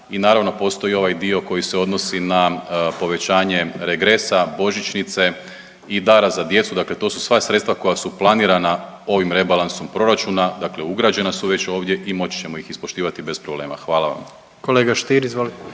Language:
Croatian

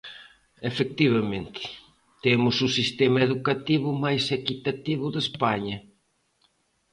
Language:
Galician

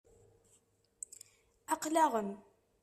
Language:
Kabyle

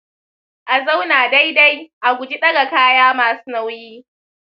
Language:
Hausa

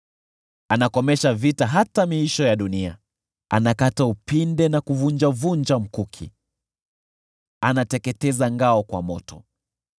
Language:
Swahili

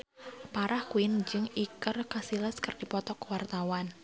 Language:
Sundanese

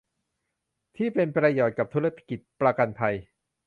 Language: Thai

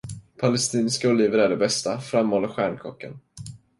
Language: Swedish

